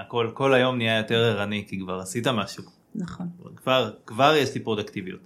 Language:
Hebrew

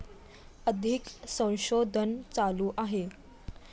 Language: Marathi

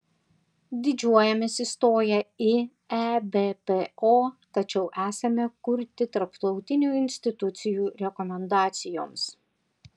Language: Lithuanian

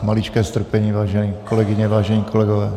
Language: Czech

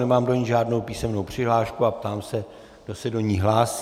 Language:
Czech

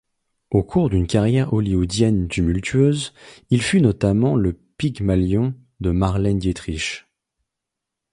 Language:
French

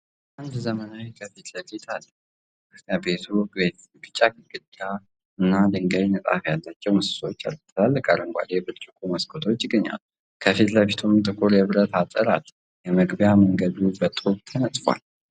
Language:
Amharic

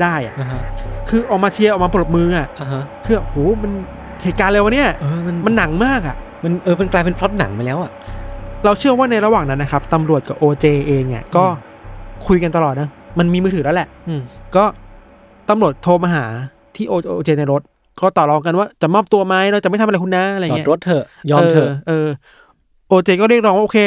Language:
Thai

